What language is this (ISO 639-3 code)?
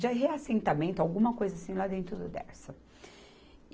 por